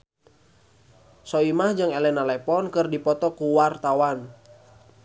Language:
Sundanese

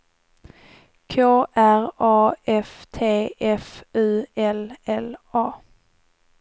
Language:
Swedish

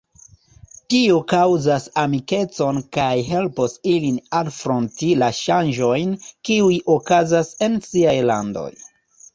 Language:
Esperanto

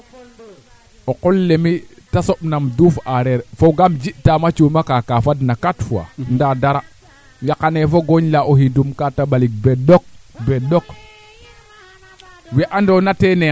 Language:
Serer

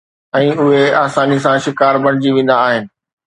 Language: Sindhi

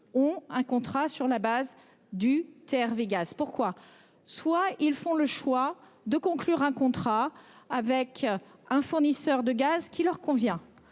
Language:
French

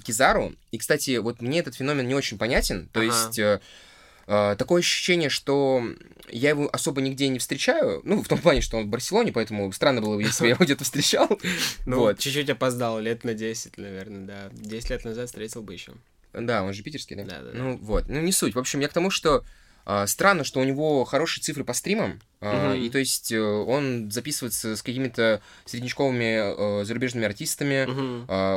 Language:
Russian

